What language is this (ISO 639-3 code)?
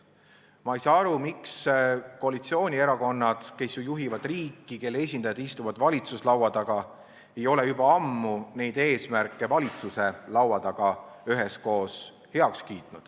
est